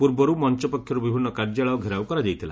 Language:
Odia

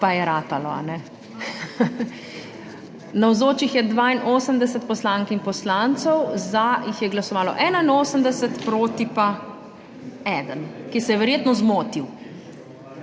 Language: Slovenian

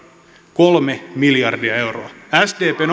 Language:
Finnish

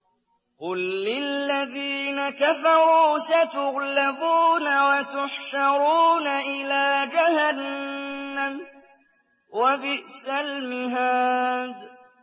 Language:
Arabic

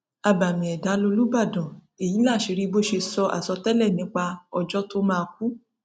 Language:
Yoruba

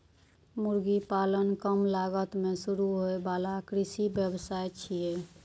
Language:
Maithili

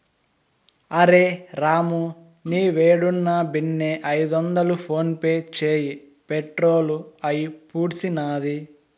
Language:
Telugu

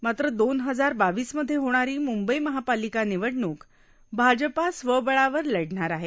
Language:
Marathi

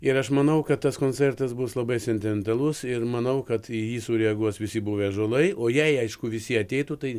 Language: Lithuanian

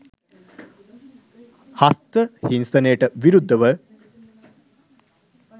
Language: Sinhala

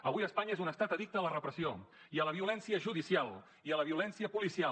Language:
Catalan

